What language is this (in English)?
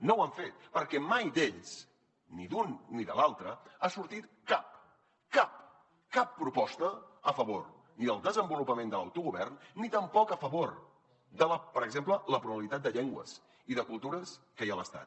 Catalan